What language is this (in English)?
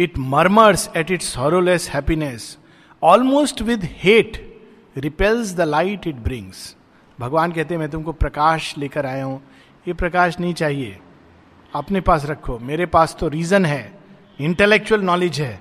Hindi